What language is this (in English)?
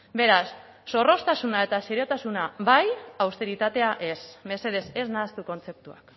Basque